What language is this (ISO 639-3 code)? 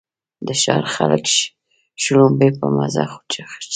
pus